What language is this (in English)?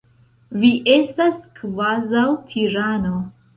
Esperanto